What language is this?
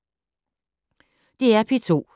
Danish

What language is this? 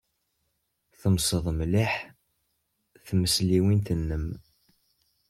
Kabyle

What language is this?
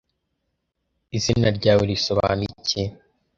Kinyarwanda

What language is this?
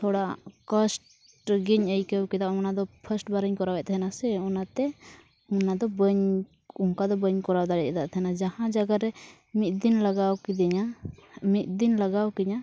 Santali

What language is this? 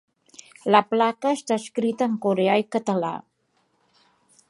Catalan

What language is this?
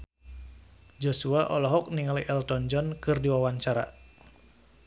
Sundanese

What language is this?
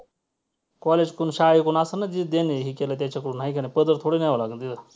Marathi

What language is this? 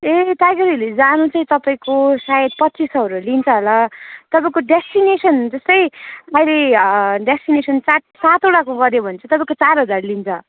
Nepali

